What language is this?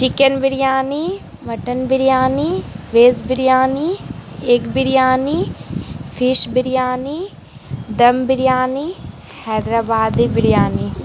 Urdu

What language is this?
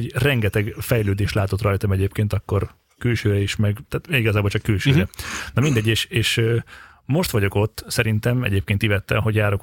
Hungarian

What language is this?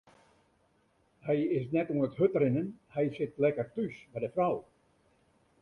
Western Frisian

